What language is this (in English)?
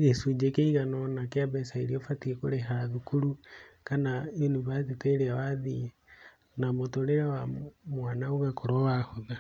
Kikuyu